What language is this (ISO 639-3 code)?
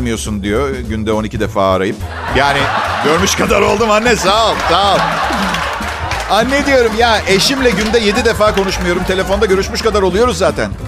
tur